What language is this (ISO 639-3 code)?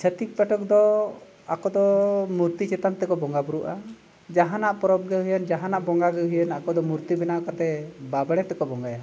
sat